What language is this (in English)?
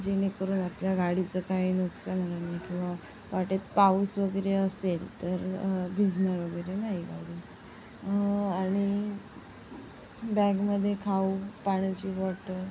Marathi